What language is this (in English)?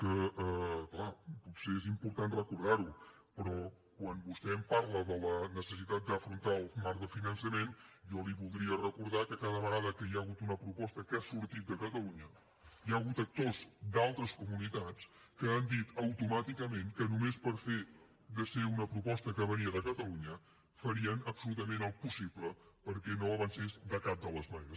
Catalan